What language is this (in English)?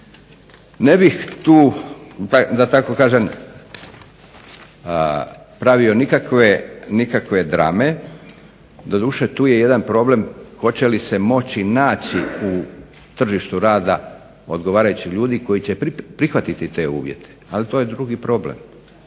Croatian